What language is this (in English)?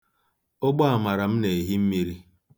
Igbo